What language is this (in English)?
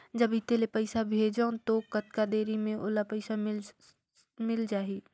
Chhattisgarhi